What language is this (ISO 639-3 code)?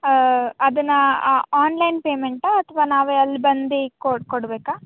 kan